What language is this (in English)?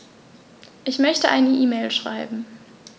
German